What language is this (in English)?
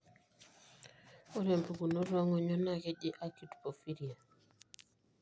Masai